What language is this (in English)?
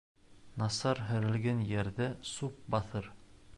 Bashkir